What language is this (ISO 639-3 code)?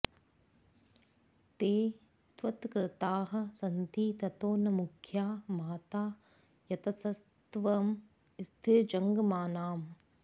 san